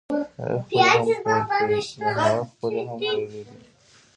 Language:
Pashto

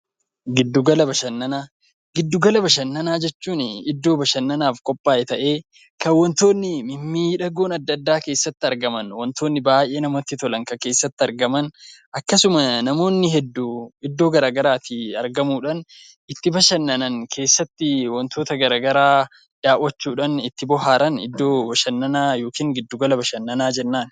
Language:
Oromo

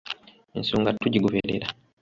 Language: Ganda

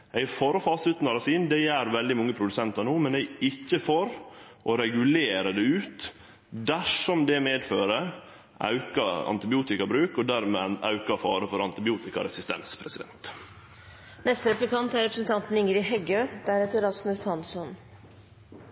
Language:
Norwegian Nynorsk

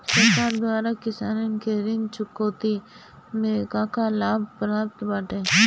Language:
Bhojpuri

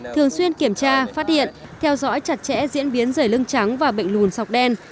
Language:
Vietnamese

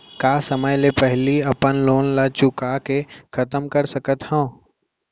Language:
Chhattisgarhi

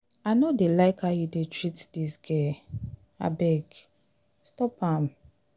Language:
Nigerian Pidgin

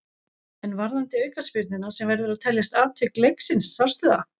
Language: Icelandic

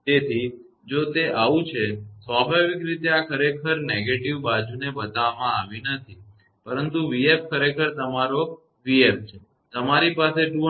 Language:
Gujarati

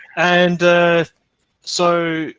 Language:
English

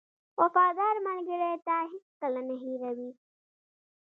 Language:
Pashto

